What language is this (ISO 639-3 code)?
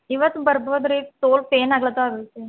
kan